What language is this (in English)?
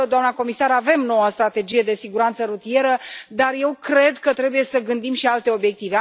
Romanian